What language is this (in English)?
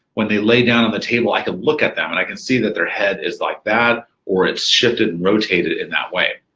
English